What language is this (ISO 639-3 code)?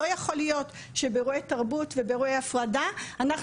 heb